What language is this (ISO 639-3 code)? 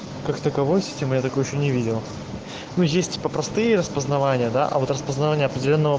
rus